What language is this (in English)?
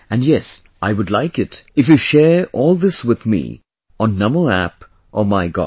English